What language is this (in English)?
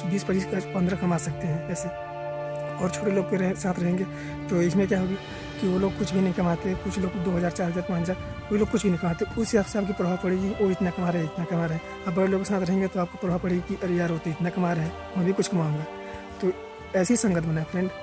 Hindi